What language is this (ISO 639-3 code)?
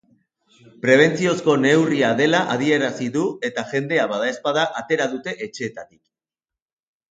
eus